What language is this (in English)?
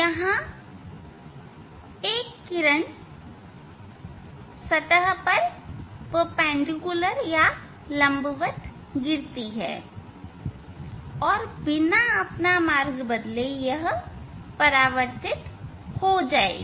Hindi